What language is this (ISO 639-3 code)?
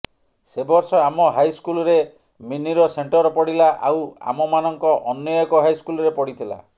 ori